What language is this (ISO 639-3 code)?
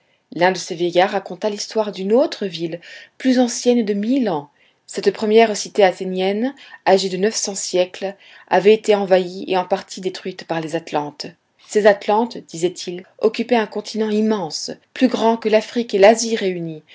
fra